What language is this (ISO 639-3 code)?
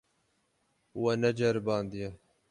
kur